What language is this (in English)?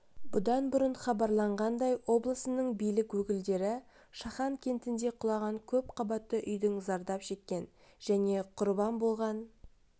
Kazakh